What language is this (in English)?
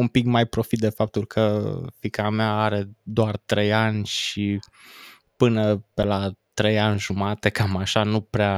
Romanian